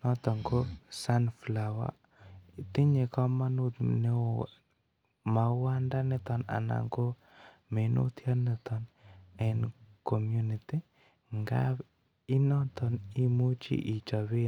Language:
Kalenjin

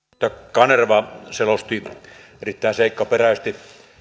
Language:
Finnish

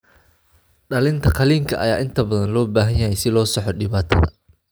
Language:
Somali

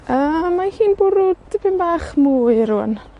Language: Welsh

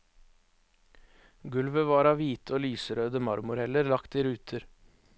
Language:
Norwegian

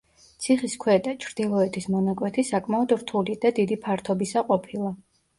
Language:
Georgian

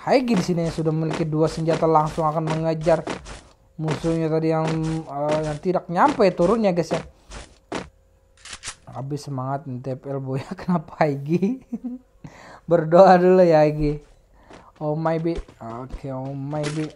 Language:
Indonesian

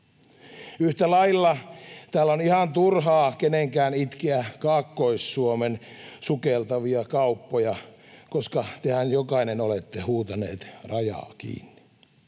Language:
Finnish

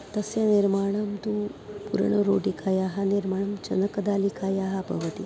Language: Sanskrit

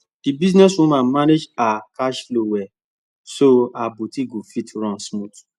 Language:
Nigerian Pidgin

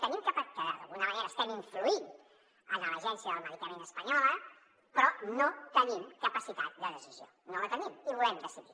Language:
Catalan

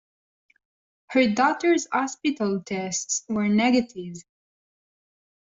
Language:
English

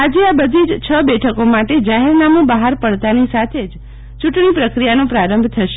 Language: Gujarati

